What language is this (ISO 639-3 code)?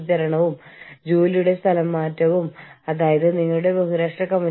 mal